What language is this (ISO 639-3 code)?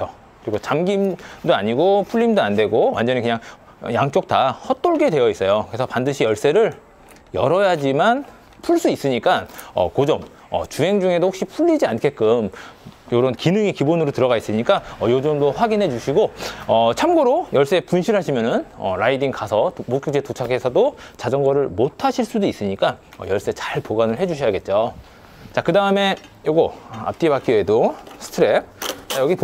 kor